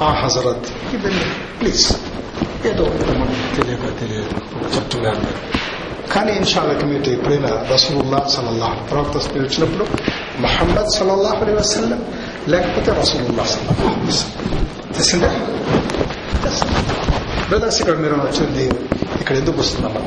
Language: Telugu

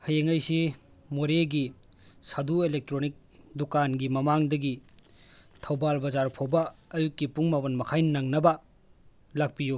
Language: Manipuri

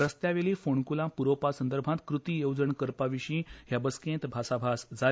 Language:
Konkani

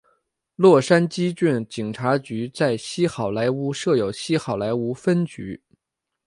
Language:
Chinese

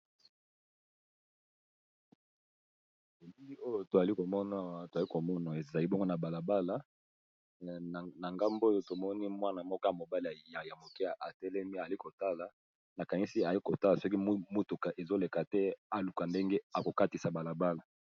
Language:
Lingala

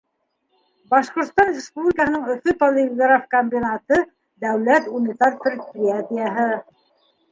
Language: Bashkir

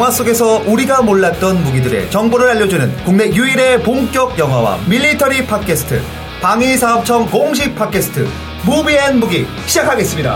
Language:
Korean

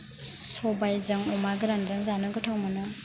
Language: Bodo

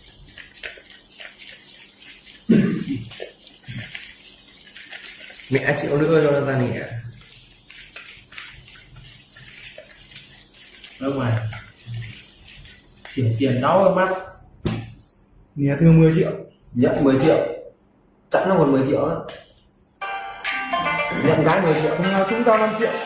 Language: Vietnamese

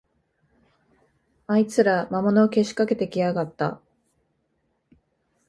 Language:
Japanese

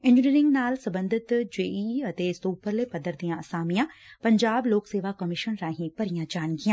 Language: Punjabi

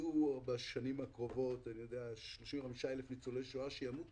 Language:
Hebrew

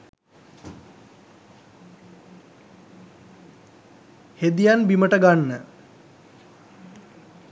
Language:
Sinhala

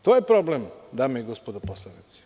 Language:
Serbian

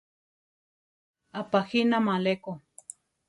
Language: Central Tarahumara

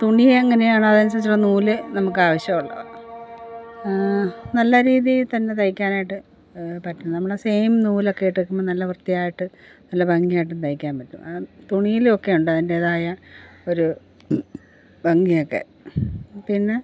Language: Malayalam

